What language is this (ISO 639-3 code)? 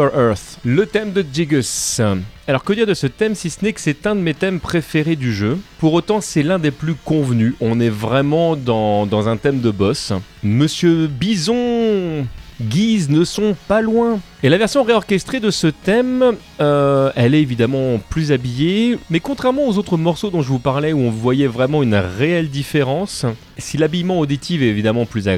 fra